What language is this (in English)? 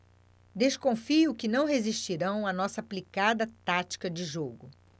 Portuguese